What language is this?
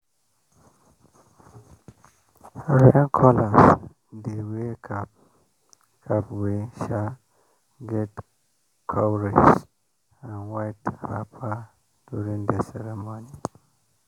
Nigerian Pidgin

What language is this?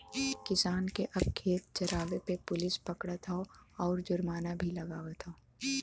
Bhojpuri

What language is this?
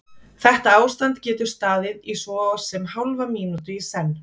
Icelandic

